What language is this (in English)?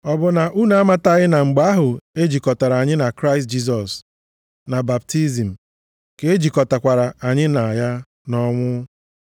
Igbo